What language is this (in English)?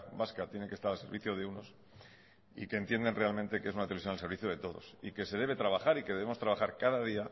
Spanish